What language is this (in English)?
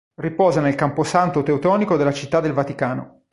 Italian